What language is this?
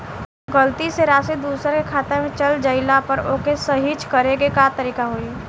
Bhojpuri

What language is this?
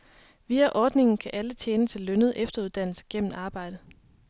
Danish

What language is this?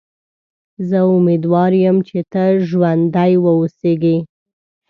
Pashto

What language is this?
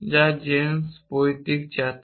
Bangla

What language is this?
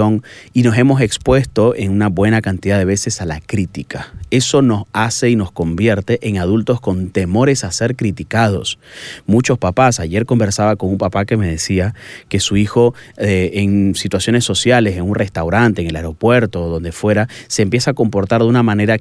Spanish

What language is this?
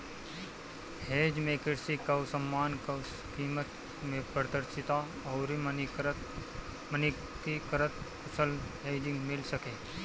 Bhojpuri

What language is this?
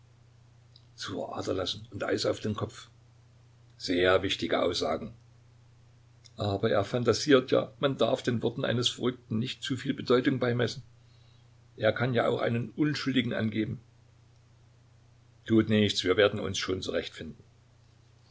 German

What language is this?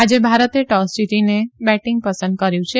Gujarati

